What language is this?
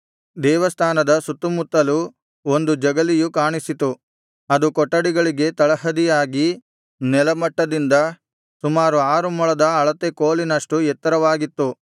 Kannada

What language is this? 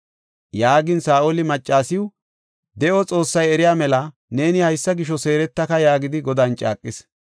Gofa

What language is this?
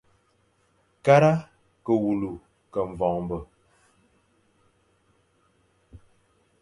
Fang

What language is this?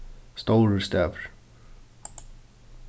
Faroese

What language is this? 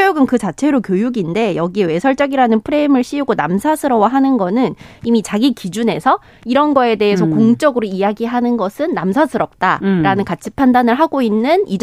Korean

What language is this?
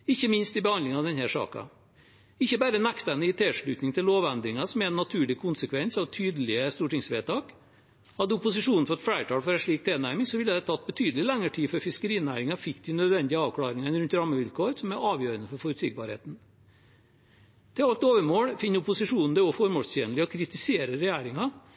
Norwegian Bokmål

